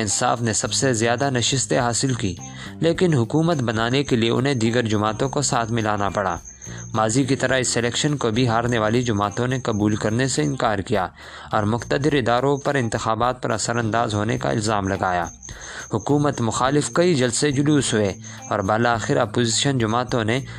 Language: Urdu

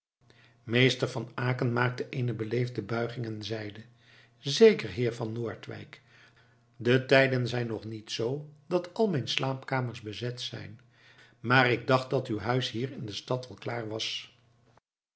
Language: Dutch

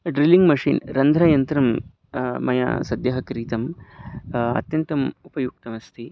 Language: Sanskrit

